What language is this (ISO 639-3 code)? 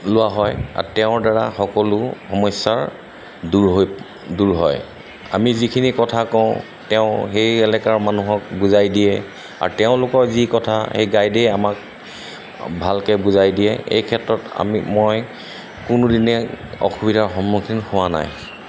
asm